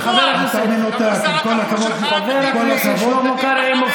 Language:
Hebrew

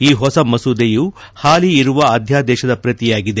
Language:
Kannada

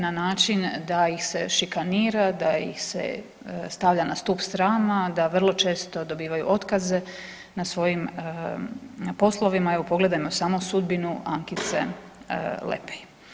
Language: Croatian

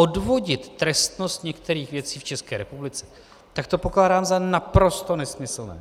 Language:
Czech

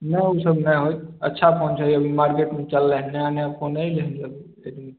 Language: Maithili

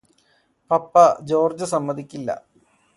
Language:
Malayalam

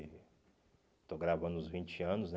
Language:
Portuguese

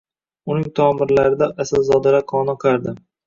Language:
Uzbek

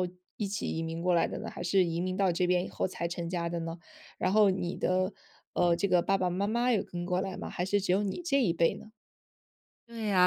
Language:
Chinese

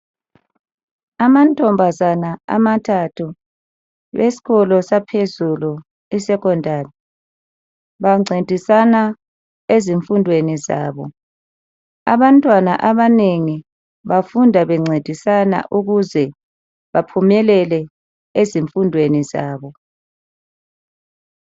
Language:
North Ndebele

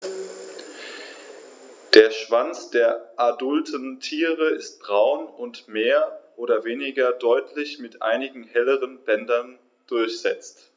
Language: German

